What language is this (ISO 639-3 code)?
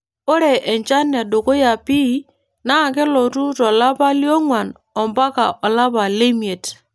mas